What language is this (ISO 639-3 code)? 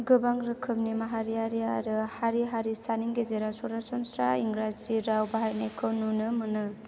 brx